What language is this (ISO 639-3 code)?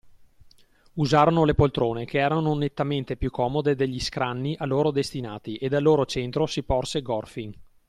ita